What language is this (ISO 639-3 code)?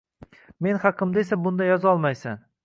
uzb